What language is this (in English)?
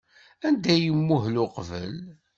Kabyle